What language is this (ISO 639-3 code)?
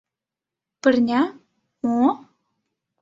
chm